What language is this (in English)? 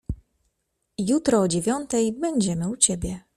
Polish